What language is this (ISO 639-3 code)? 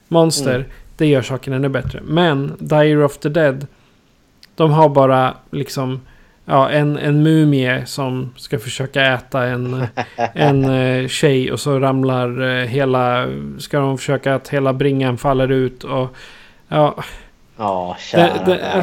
swe